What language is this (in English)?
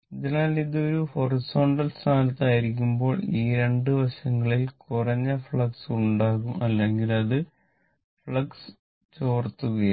Malayalam